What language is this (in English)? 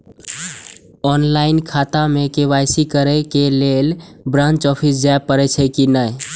Maithili